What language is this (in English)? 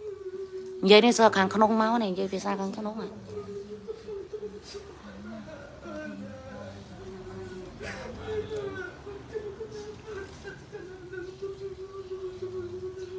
Vietnamese